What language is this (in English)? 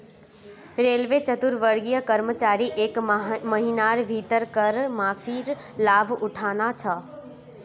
Magahi